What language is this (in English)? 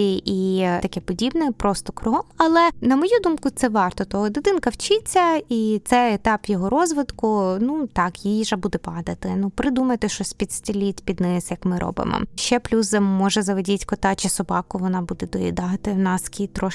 Ukrainian